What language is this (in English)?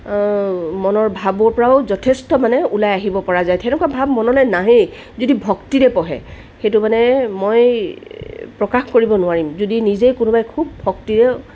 Assamese